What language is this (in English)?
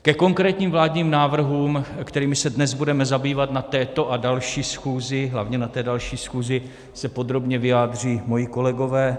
Czech